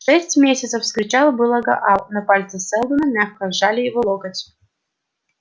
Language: Russian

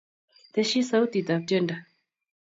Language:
Kalenjin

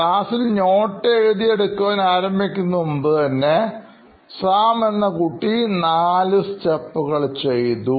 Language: Malayalam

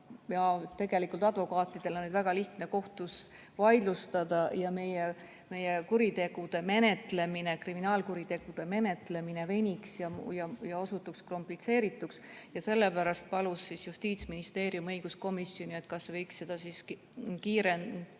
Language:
Estonian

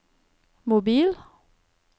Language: Norwegian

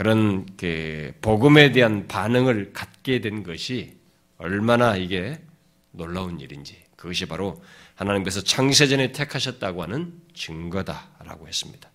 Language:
Korean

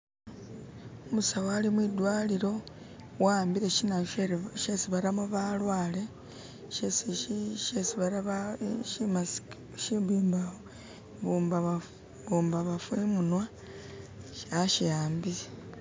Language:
Masaaba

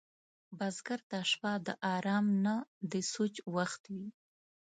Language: Pashto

